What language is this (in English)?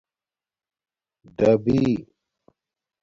Domaaki